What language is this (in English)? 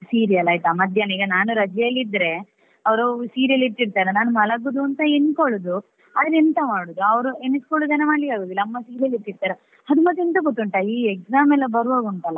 Kannada